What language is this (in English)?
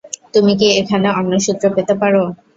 Bangla